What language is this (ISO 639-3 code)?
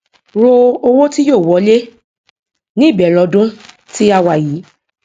yor